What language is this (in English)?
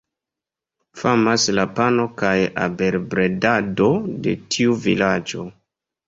Esperanto